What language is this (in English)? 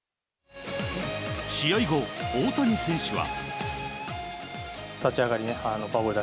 Japanese